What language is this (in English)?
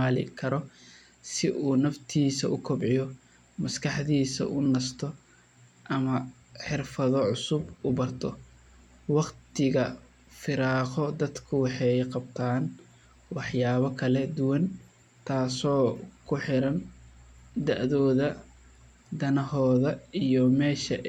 Somali